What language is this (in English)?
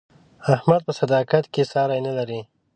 Pashto